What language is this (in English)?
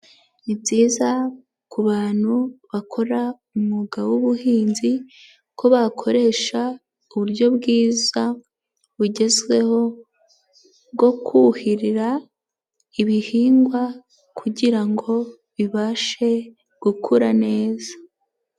Kinyarwanda